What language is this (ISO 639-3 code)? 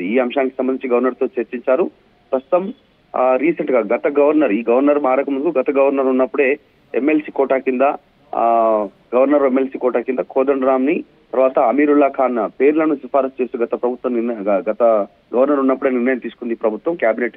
tel